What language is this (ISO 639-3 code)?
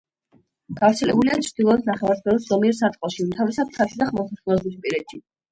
kat